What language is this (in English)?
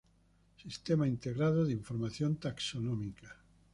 Spanish